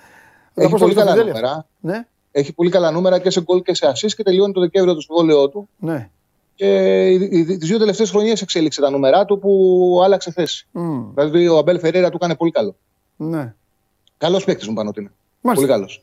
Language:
Greek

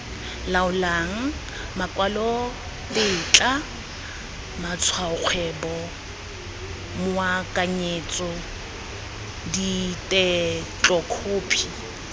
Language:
Tswana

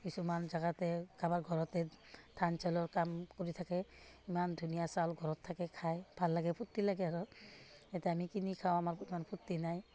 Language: Assamese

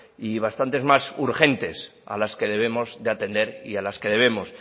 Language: Spanish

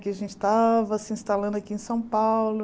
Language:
Portuguese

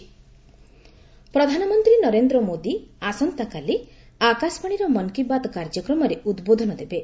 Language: Odia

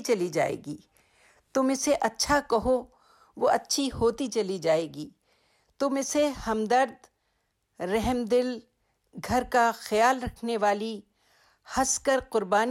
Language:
Urdu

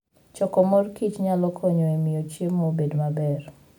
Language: Luo (Kenya and Tanzania)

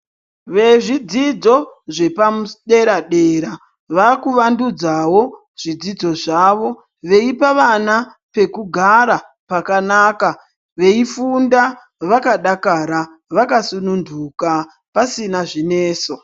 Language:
Ndau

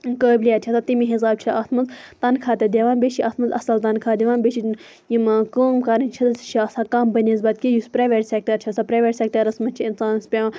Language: Kashmiri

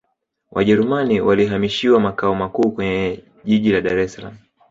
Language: Swahili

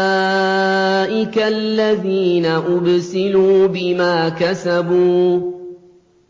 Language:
Arabic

